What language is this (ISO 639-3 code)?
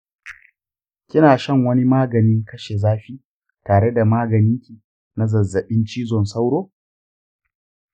hau